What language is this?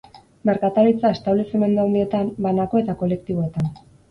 Basque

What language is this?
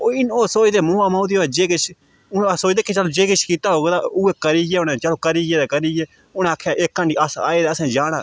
Dogri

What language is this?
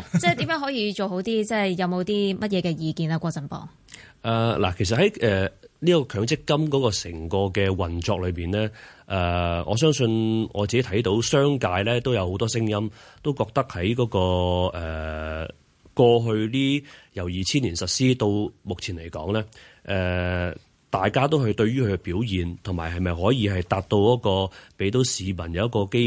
Chinese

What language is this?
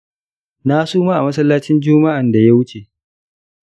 Hausa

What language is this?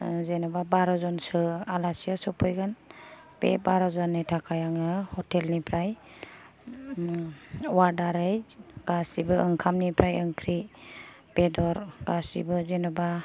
Bodo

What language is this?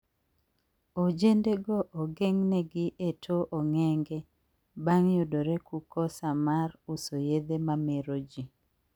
Luo (Kenya and Tanzania)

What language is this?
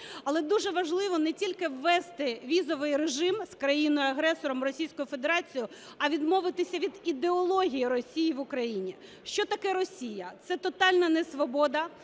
Ukrainian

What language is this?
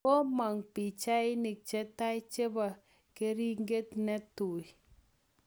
Kalenjin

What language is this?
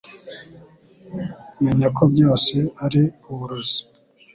Kinyarwanda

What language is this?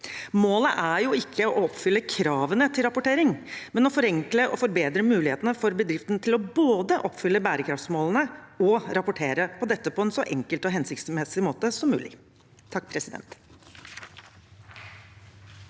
Norwegian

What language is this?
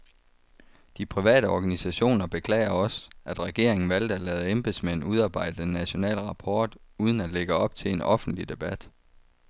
Danish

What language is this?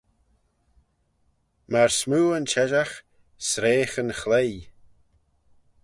Manx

